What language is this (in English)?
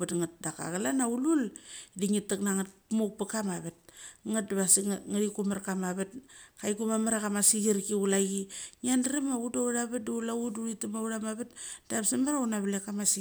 Mali